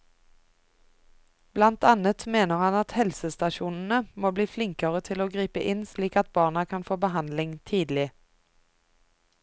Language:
Norwegian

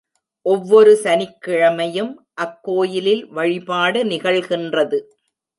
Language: Tamil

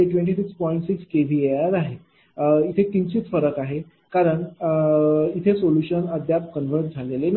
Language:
Marathi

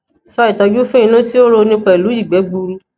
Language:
Yoruba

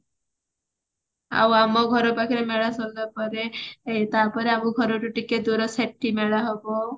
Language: Odia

